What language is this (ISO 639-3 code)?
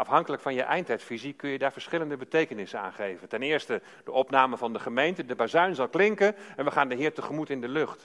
nld